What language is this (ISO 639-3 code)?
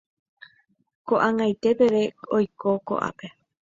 grn